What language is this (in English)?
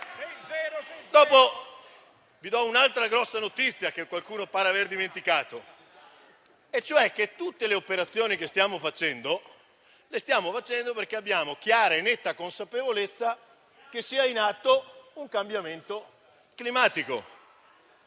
Italian